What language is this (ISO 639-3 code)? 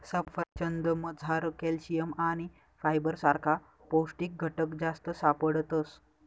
mar